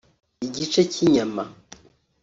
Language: Kinyarwanda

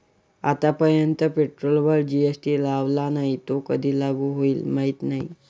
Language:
Marathi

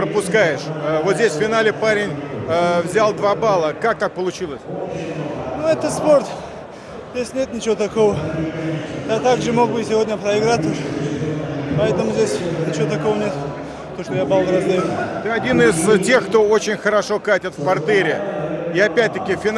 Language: Russian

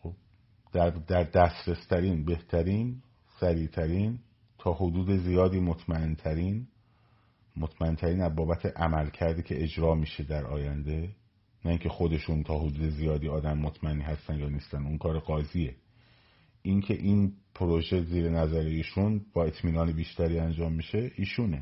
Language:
Persian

